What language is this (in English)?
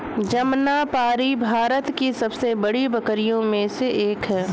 Hindi